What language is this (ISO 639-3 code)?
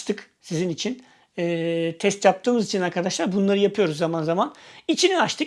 tur